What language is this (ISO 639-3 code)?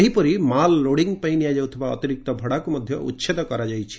ori